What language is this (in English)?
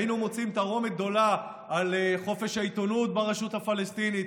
Hebrew